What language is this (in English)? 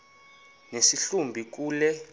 Xhosa